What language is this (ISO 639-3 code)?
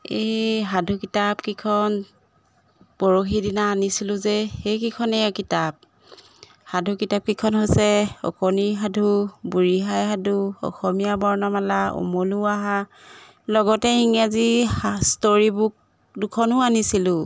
asm